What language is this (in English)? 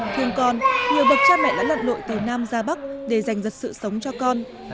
Vietnamese